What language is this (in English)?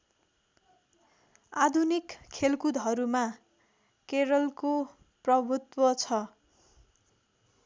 Nepali